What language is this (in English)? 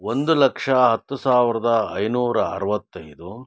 Kannada